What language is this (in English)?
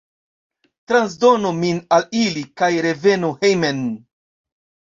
Esperanto